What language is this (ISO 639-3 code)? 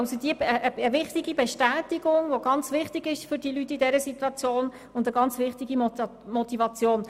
gsw